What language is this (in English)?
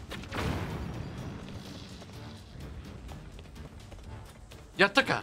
Japanese